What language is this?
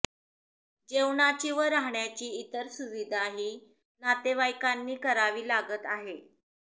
Marathi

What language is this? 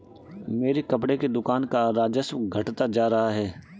Hindi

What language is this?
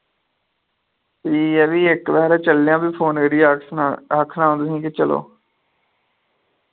Dogri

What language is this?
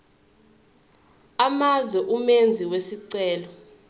Zulu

